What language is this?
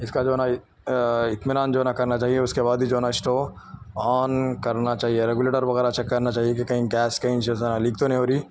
Urdu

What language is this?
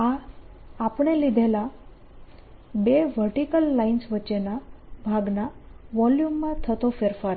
Gujarati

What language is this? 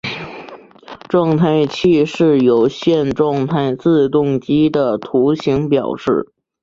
Chinese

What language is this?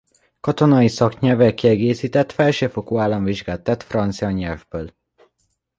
Hungarian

